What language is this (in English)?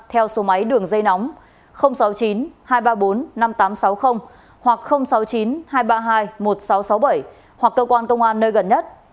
Vietnamese